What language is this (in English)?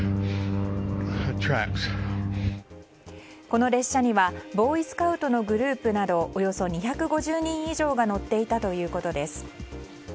Japanese